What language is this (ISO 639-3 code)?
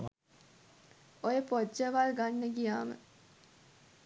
sin